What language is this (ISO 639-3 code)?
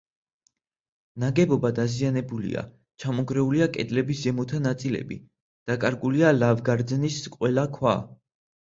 kat